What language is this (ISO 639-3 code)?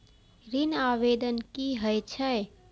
mai